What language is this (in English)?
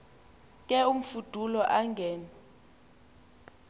Xhosa